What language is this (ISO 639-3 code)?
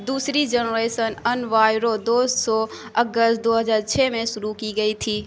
urd